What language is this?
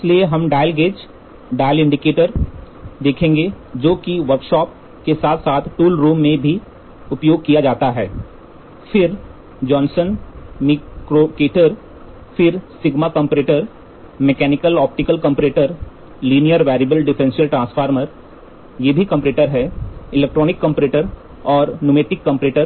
Hindi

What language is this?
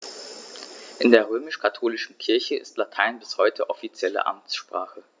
German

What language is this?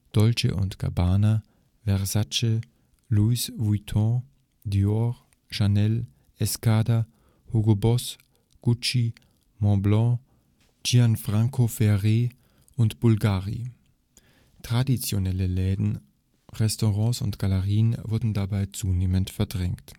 German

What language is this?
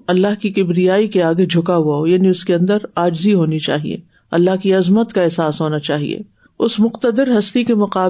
Urdu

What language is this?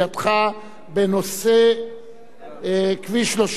Hebrew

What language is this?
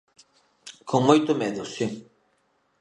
Galician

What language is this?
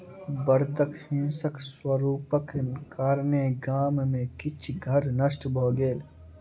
Maithili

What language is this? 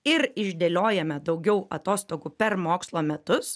Lithuanian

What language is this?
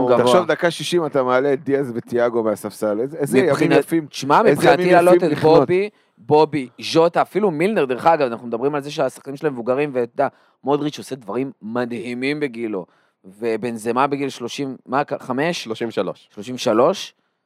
Hebrew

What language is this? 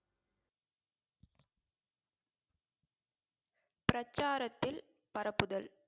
Tamil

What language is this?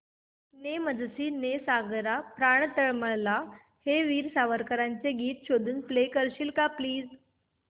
Marathi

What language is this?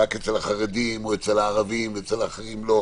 Hebrew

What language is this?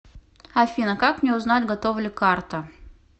Russian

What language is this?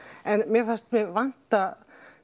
Icelandic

